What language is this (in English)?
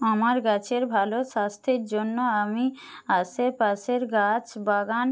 Bangla